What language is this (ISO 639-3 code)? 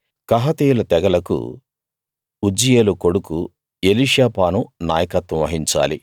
tel